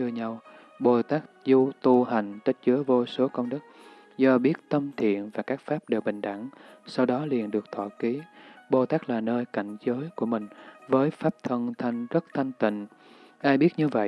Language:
Vietnamese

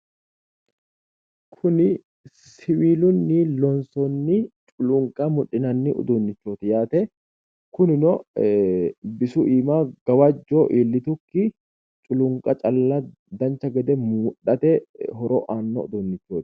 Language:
Sidamo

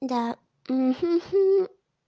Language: Russian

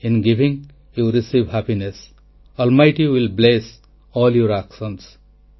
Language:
Odia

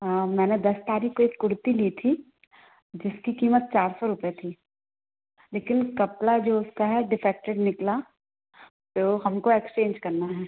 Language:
Hindi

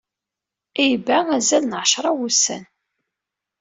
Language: Kabyle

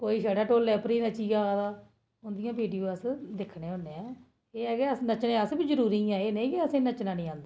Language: Dogri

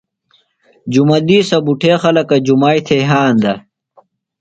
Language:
Phalura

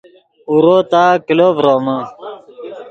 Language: Yidgha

